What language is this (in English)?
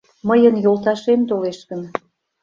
Mari